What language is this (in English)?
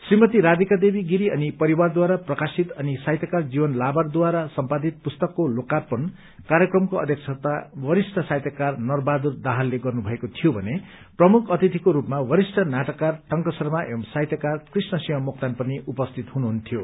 Nepali